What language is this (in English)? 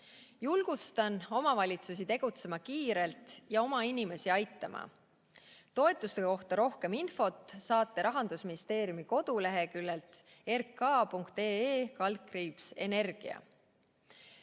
Estonian